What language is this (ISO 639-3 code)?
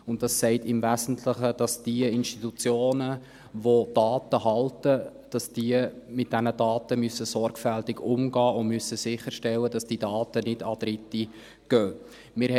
gsw